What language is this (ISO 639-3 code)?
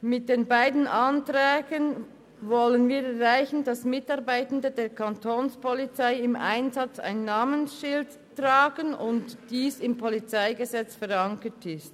gsw